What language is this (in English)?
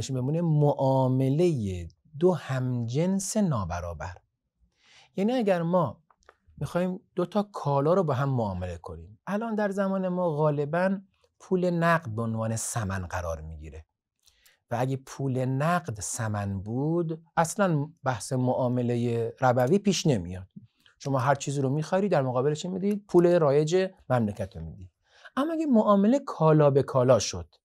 Persian